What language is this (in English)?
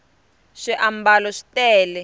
Tsonga